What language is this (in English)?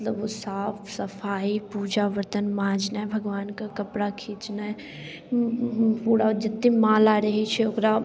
Maithili